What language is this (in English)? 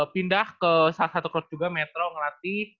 Indonesian